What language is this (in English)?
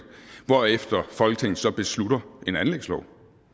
Danish